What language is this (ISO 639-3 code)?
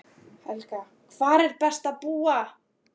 isl